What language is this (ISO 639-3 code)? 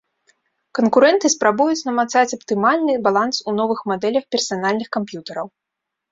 bel